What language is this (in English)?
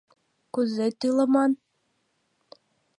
Mari